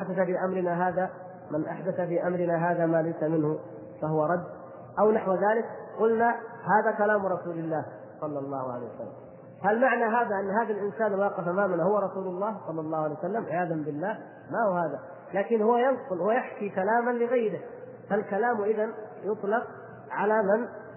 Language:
Arabic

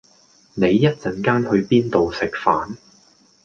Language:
Cantonese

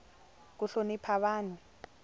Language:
Tsonga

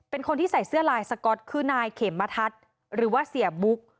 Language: Thai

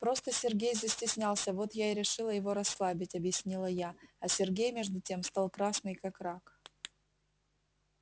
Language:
Russian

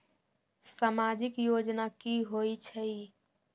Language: Magahi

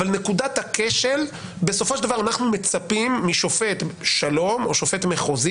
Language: Hebrew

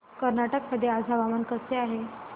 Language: Marathi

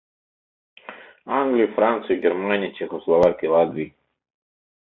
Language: Mari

